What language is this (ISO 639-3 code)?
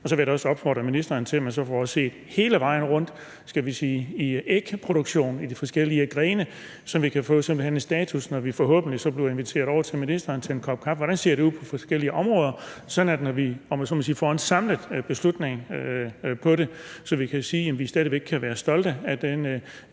dan